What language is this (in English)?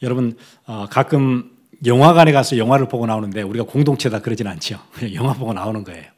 Korean